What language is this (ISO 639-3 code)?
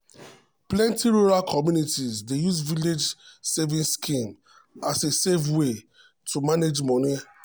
pcm